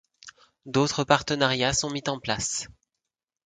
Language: French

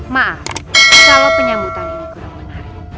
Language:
Indonesian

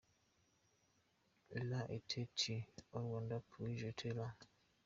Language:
Kinyarwanda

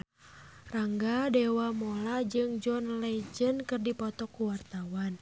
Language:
Sundanese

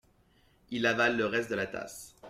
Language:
French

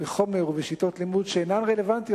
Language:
Hebrew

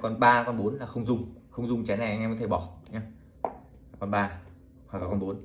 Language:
Vietnamese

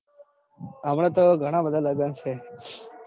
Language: Gujarati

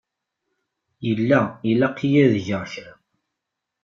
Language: Kabyle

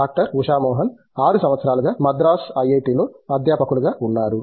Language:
Telugu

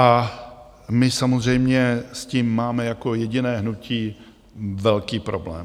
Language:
Czech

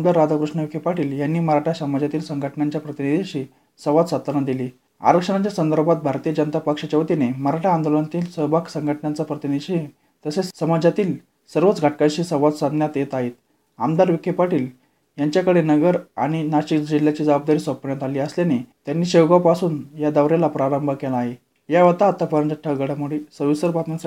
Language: Marathi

